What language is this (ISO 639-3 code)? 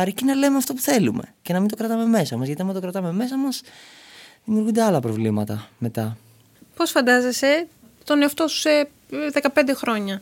ell